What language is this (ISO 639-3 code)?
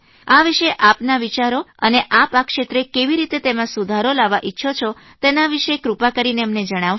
guj